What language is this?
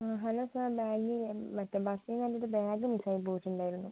Malayalam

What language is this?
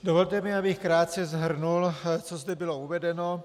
Czech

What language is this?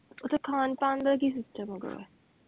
Punjabi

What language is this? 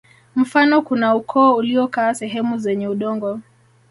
Swahili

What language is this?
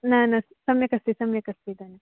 Sanskrit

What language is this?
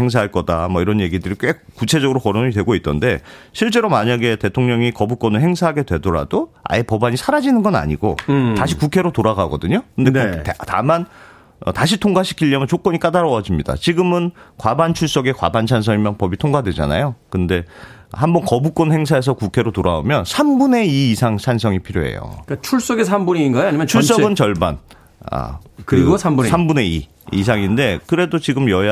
Korean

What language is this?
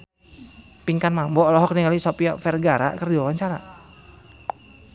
Sundanese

